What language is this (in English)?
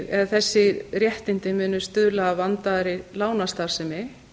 Icelandic